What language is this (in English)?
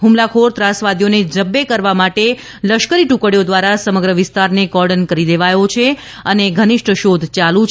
Gujarati